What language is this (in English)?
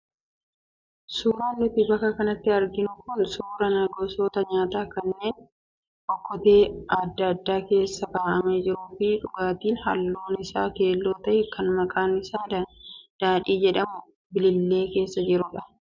Oromo